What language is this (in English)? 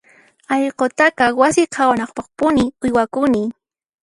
Puno Quechua